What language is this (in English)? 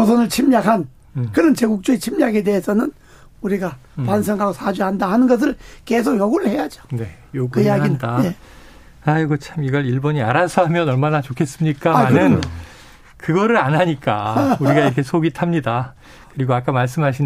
Korean